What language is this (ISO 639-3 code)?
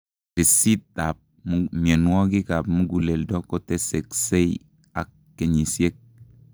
kln